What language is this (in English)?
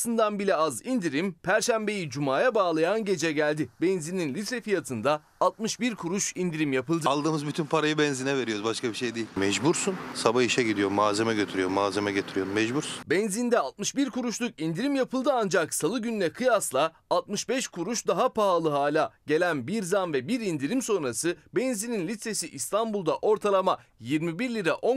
Turkish